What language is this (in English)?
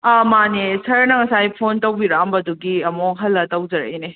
Manipuri